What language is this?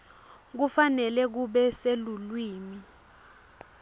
Swati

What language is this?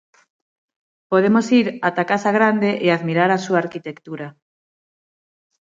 Galician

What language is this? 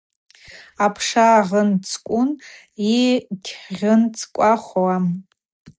Abaza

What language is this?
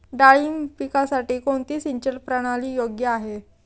Marathi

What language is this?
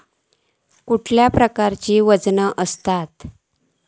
Marathi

